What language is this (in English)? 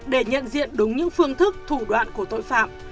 Vietnamese